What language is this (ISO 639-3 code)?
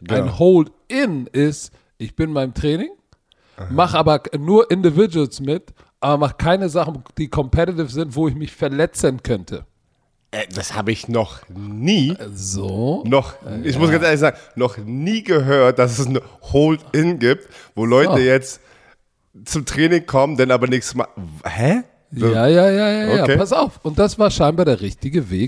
deu